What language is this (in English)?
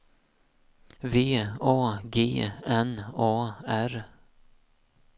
Swedish